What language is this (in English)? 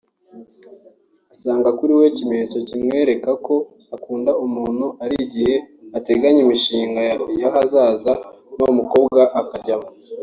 Kinyarwanda